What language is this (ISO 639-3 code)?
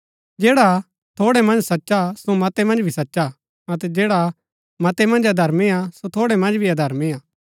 gbk